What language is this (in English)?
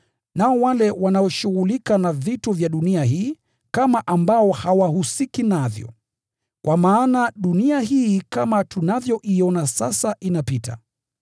Swahili